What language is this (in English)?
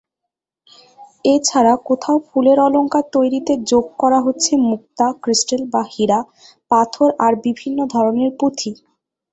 Bangla